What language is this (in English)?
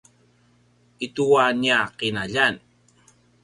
Paiwan